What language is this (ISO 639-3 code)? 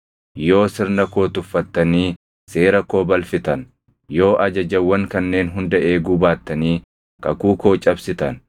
orm